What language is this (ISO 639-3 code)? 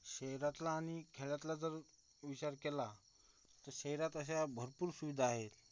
mar